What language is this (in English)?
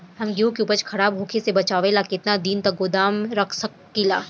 Bhojpuri